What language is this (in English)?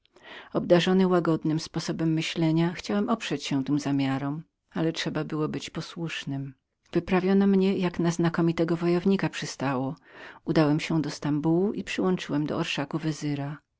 Polish